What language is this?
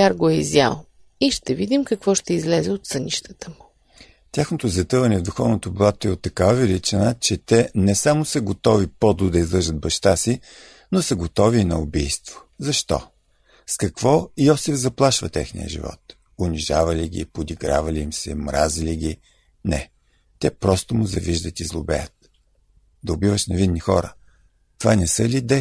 Bulgarian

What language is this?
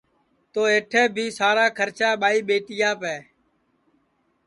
Sansi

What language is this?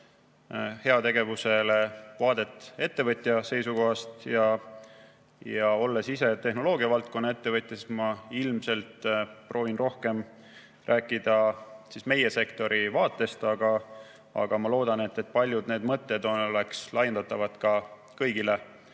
Estonian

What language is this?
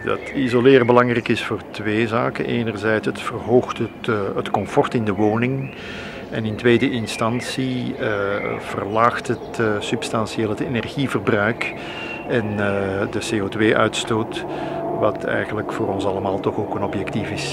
Dutch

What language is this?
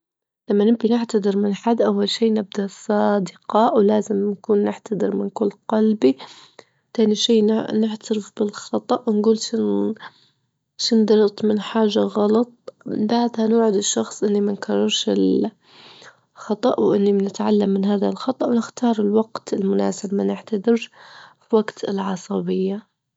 Libyan Arabic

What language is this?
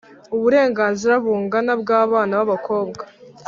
Kinyarwanda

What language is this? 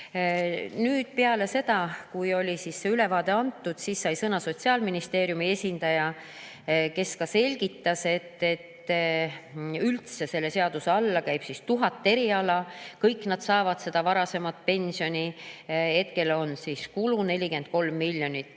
Estonian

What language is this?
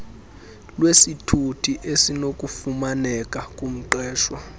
Xhosa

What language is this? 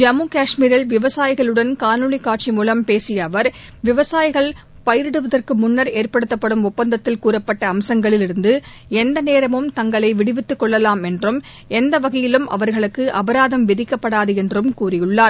Tamil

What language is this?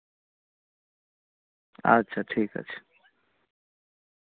Santali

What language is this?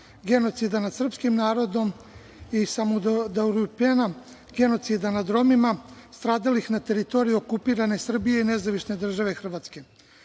Serbian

